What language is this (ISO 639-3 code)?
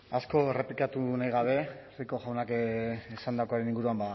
eus